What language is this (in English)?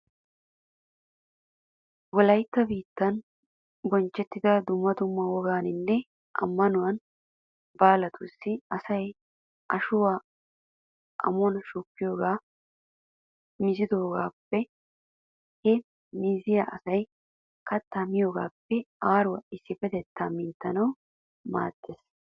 Wolaytta